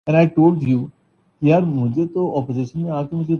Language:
Urdu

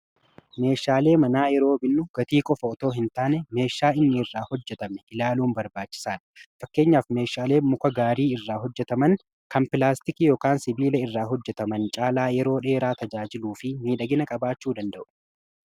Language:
Oromo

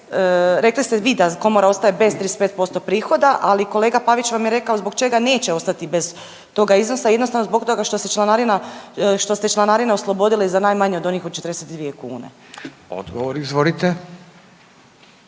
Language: Croatian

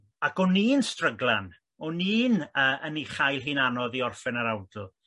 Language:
Welsh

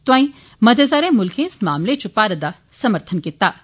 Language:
Dogri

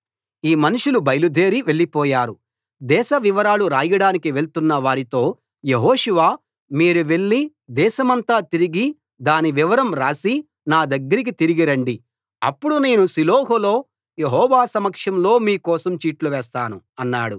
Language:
Telugu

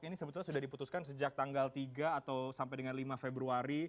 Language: Indonesian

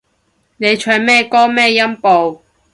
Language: Cantonese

